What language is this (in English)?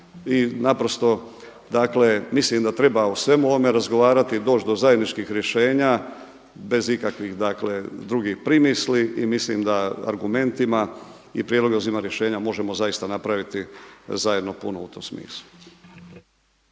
Croatian